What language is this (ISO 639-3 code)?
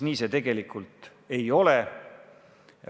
est